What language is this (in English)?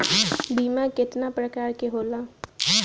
Bhojpuri